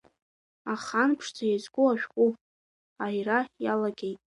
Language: Abkhazian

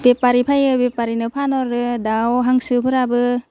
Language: Bodo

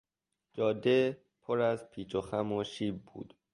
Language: Persian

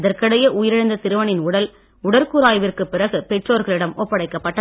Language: Tamil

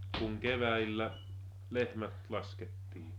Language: Finnish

